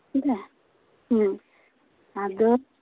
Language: Santali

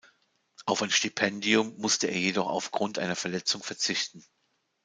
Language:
German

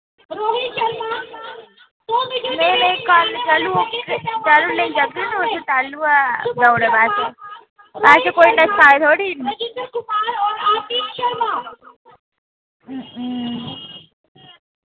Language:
Dogri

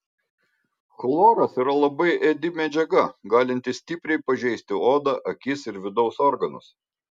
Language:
Lithuanian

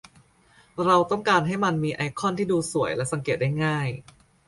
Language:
Thai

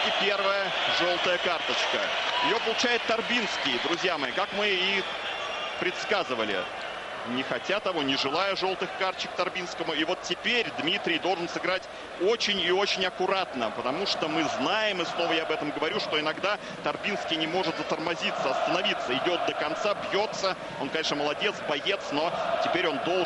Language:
Russian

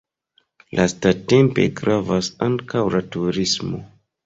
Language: Esperanto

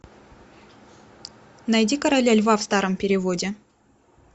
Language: Russian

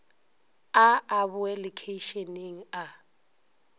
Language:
Northern Sotho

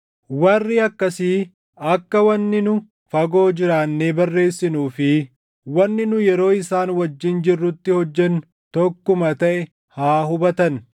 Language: Oromo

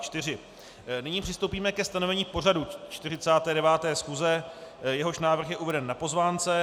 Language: Czech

